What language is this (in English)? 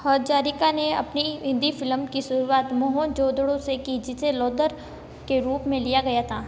Hindi